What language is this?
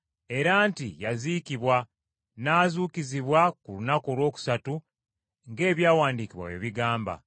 Ganda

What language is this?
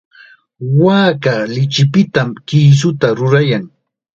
Chiquián Ancash Quechua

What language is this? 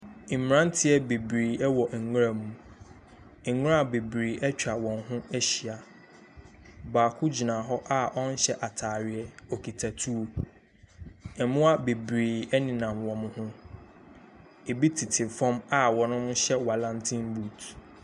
Akan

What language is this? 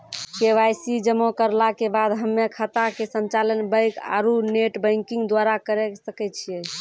Maithili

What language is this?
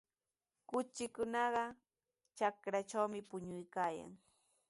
Sihuas Ancash Quechua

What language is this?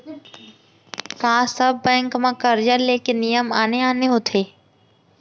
Chhattisgarhi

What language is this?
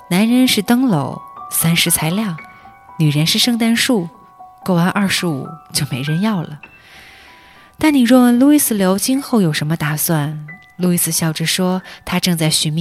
Chinese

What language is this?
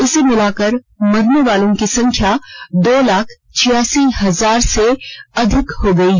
Hindi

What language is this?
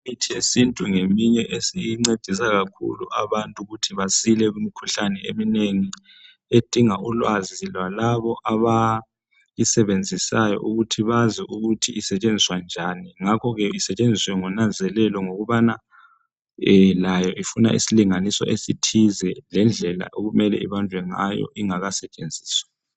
North Ndebele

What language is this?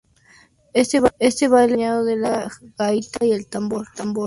Spanish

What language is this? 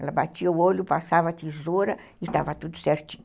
Portuguese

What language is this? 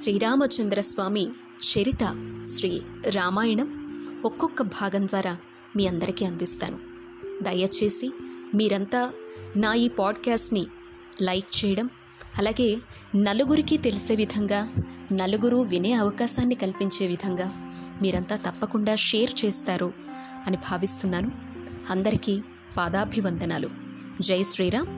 Telugu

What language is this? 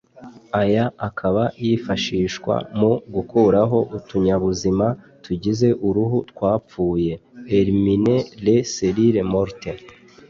Kinyarwanda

